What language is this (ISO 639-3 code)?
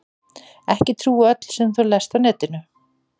isl